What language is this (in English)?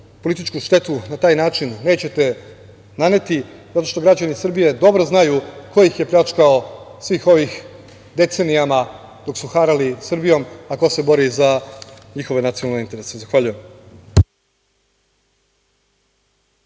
Serbian